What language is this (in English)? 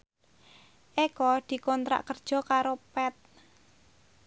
Javanese